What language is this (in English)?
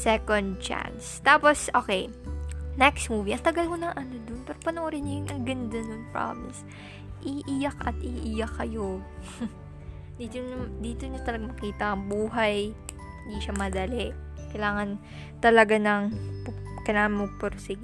Filipino